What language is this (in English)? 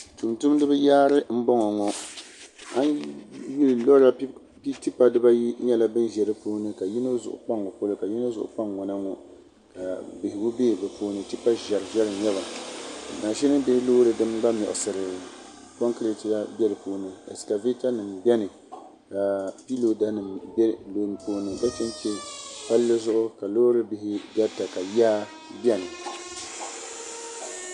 Dagbani